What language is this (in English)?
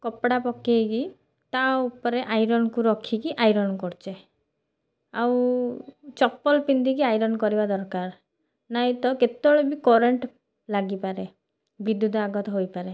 Odia